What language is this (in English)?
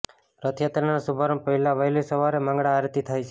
Gujarati